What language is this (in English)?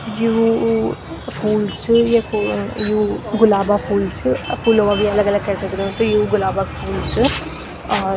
Garhwali